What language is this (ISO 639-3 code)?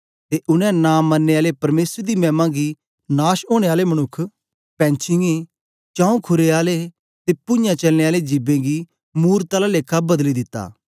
doi